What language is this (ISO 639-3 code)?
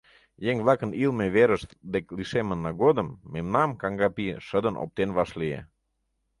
chm